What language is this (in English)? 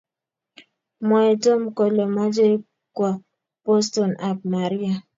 Kalenjin